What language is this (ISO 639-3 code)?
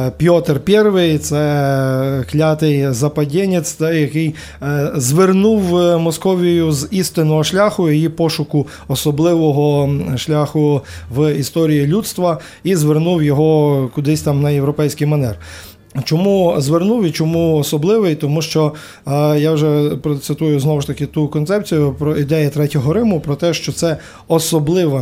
ukr